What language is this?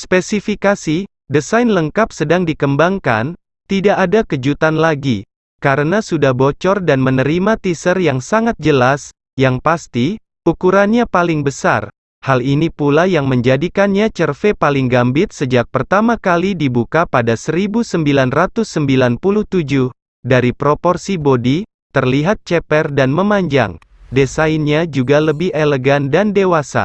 Indonesian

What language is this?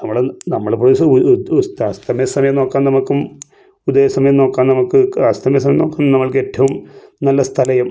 Malayalam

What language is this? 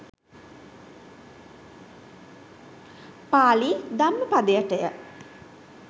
Sinhala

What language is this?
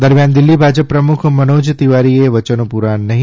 Gujarati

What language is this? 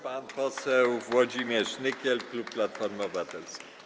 Polish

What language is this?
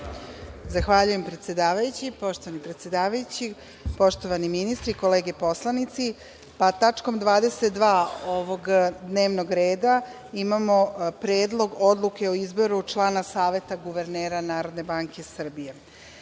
Serbian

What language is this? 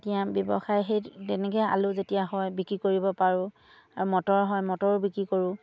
Assamese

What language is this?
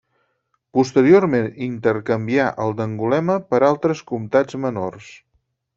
Catalan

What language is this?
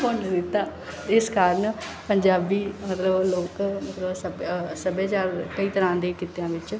Punjabi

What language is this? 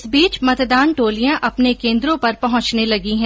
Hindi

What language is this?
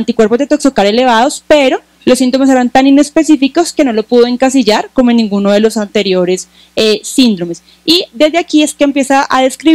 Spanish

